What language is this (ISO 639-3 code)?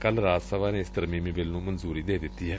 pan